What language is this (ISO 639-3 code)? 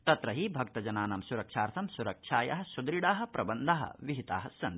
san